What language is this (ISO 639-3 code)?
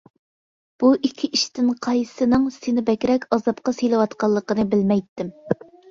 uig